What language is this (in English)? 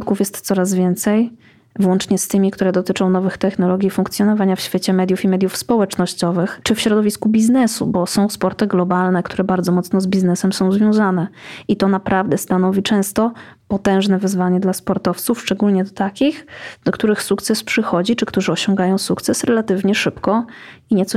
Polish